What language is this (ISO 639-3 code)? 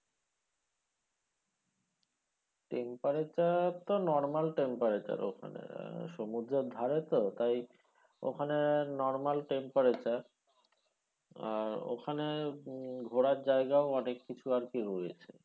ben